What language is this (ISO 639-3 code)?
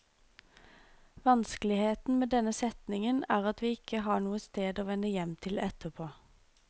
nor